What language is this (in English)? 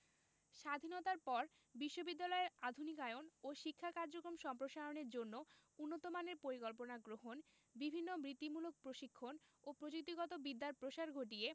Bangla